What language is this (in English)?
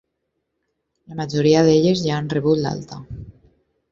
Catalan